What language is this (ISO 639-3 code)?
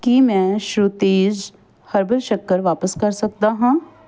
pan